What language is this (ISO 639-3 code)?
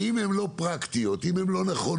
heb